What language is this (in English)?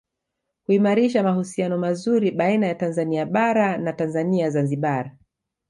Swahili